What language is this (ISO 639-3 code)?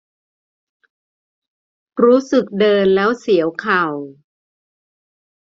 tha